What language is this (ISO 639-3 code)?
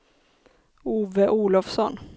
swe